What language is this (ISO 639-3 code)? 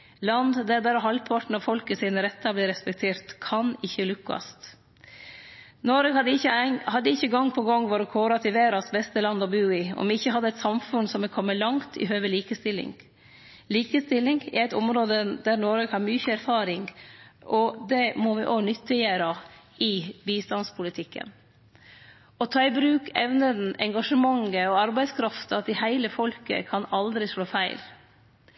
nno